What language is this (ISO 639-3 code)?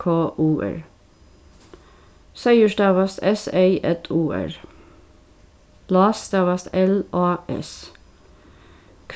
fao